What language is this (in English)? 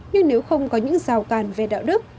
Vietnamese